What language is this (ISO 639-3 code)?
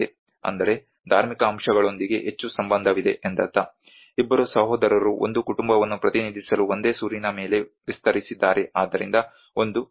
kan